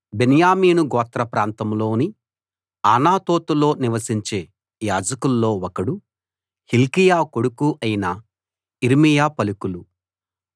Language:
Telugu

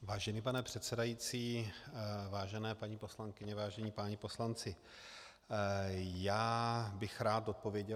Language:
Czech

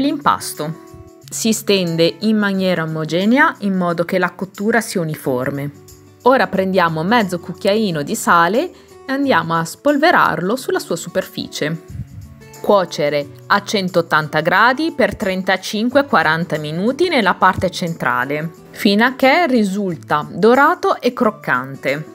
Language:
Italian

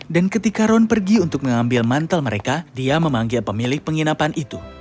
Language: Indonesian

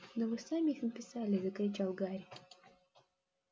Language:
Russian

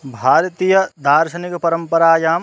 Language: Sanskrit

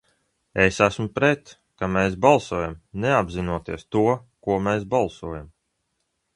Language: Latvian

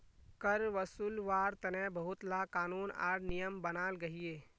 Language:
Magahi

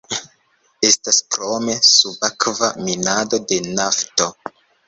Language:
Esperanto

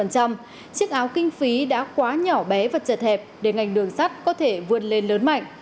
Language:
Vietnamese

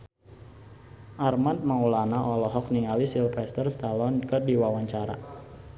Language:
Sundanese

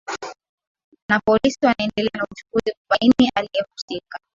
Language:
Swahili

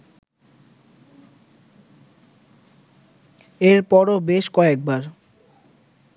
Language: Bangla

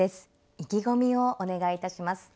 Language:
Japanese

